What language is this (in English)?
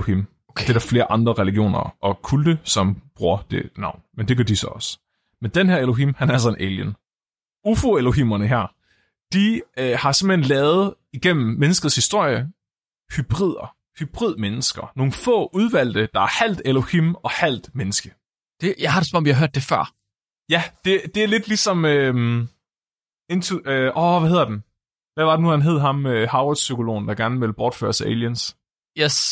Danish